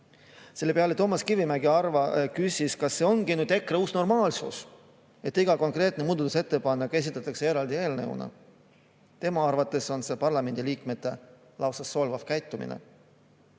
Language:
Estonian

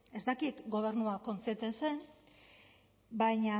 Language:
Basque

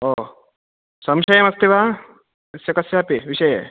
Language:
Sanskrit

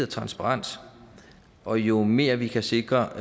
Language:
Danish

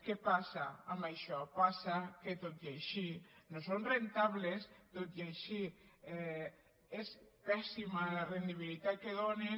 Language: Catalan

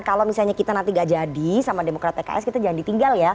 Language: Indonesian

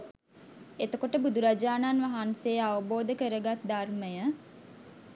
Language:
Sinhala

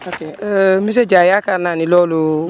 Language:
Wolof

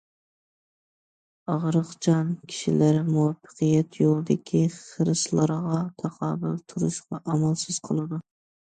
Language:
Uyghur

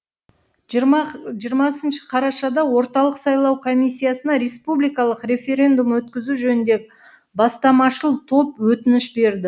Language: Kazakh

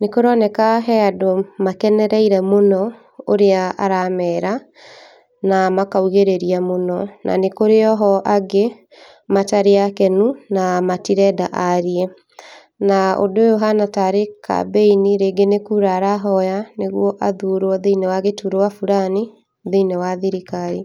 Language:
Kikuyu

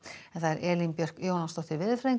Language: Icelandic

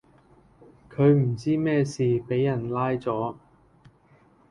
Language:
Cantonese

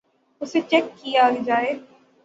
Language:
Urdu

